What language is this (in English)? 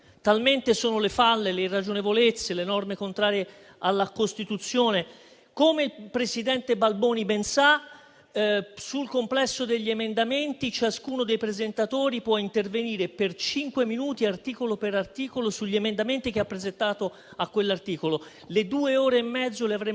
Italian